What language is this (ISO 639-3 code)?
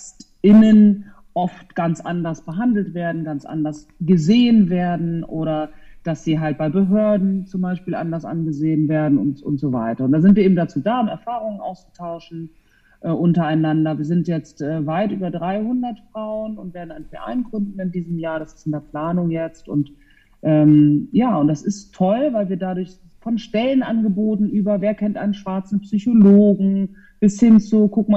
deu